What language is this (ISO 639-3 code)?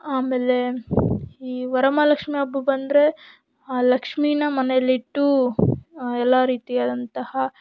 kan